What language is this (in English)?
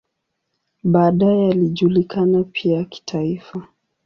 Swahili